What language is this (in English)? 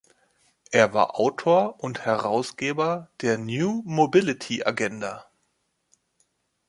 German